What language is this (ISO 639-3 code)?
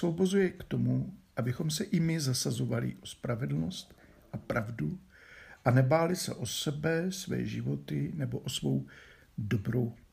ces